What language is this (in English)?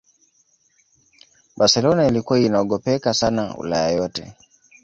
Swahili